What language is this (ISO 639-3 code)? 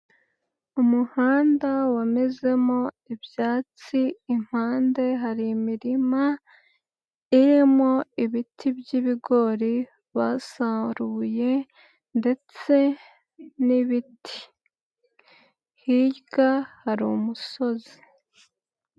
kin